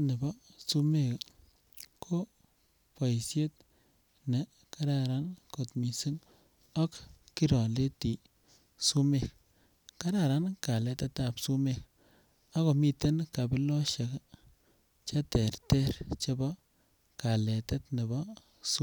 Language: Kalenjin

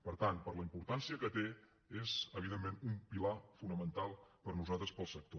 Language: Catalan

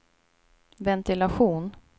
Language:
Swedish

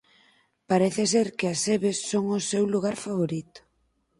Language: Galician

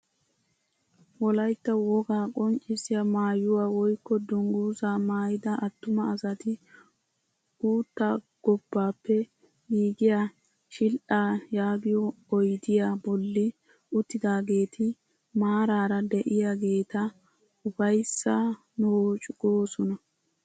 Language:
Wolaytta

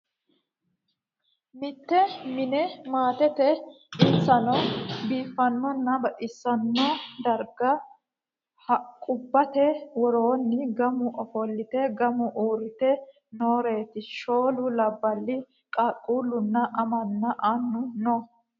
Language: Sidamo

